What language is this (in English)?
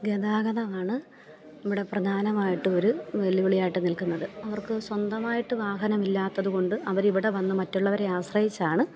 Malayalam